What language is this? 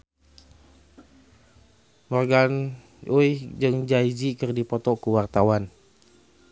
Sundanese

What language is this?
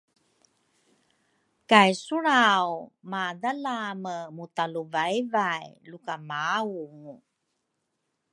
Rukai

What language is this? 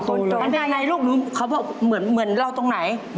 Thai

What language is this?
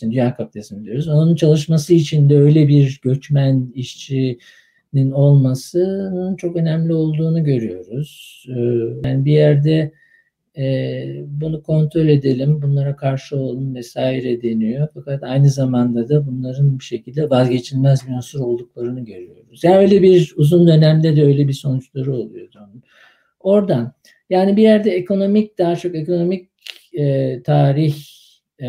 Turkish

